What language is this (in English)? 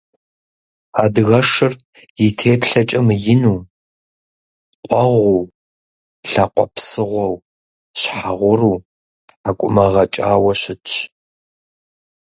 Kabardian